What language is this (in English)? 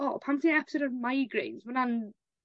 Welsh